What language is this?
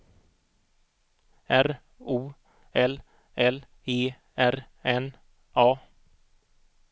Swedish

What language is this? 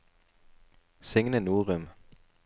Norwegian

